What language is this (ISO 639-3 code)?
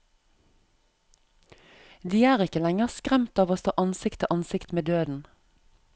nor